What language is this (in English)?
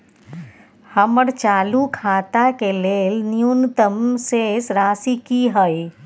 Maithili